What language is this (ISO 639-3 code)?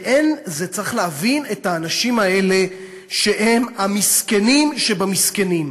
heb